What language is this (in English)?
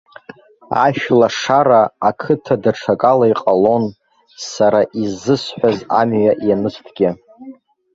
Abkhazian